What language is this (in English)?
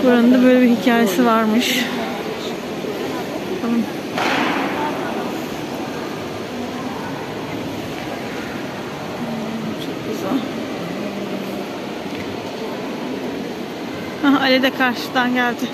Turkish